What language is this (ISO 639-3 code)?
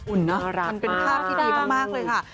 tha